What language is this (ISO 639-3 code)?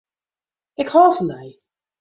fry